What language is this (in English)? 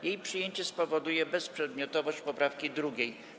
Polish